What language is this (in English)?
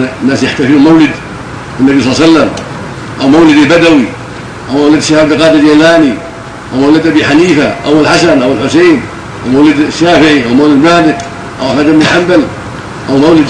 Arabic